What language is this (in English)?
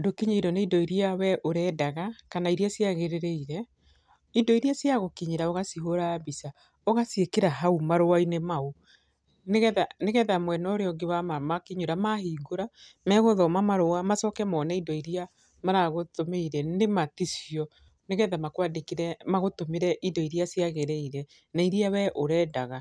Kikuyu